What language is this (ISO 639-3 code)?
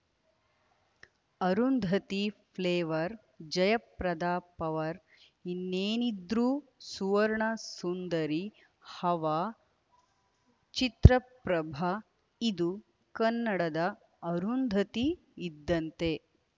kan